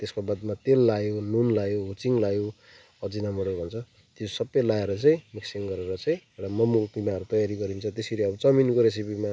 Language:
Nepali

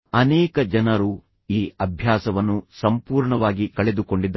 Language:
Kannada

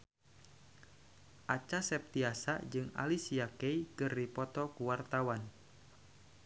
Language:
Sundanese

